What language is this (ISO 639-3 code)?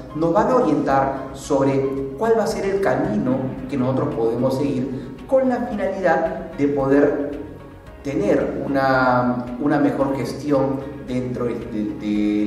spa